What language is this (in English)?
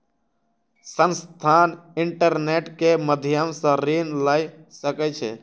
Maithili